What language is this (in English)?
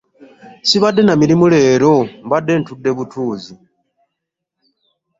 Ganda